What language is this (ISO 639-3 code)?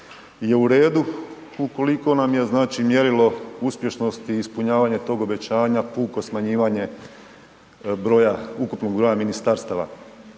hrv